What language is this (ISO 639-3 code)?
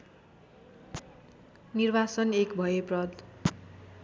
nep